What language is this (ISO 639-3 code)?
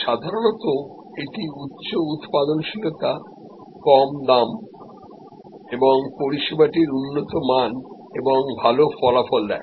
ben